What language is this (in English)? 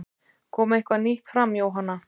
Icelandic